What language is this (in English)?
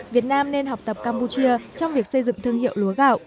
Vietnamese